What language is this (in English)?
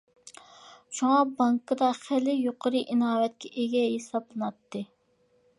Uyghur